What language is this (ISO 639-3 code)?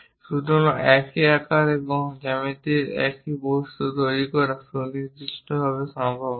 ben